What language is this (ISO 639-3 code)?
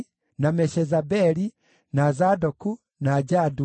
kik